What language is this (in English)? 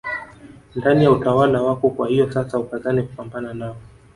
Swahili